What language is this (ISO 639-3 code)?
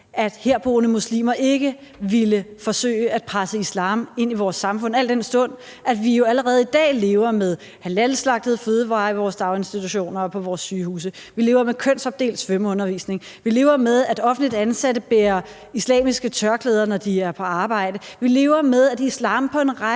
dan